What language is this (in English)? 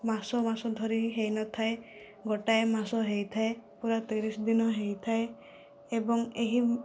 Odia